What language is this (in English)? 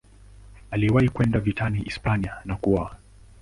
Swahili